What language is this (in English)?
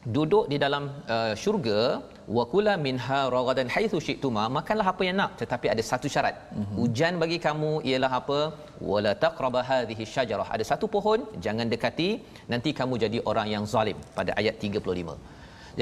Malay